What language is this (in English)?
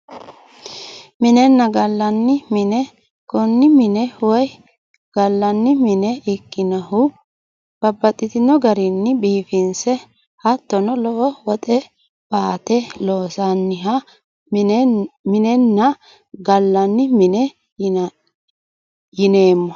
Sidamo